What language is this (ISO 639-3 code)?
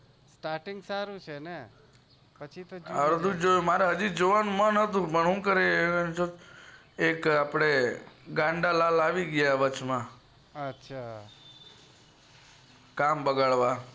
guj